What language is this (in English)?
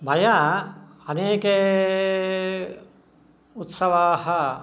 Sanskrit